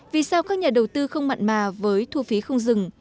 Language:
Vietnamese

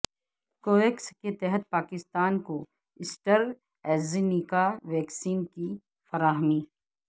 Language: Urdu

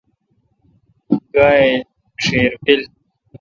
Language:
Kalkoti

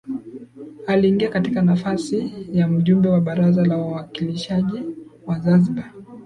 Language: Swahili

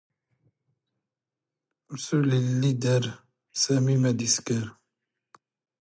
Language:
Standard Moroccan Tamazight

